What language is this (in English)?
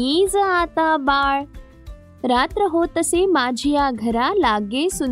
Marathi